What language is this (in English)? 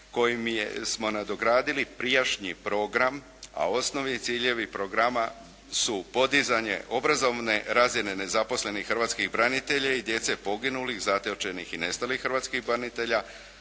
Croatian